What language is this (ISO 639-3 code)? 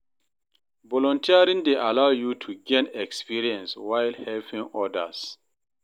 pcm